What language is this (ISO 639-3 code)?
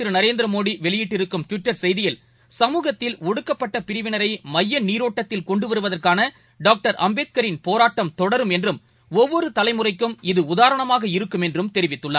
tam